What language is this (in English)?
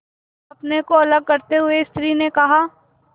Hindi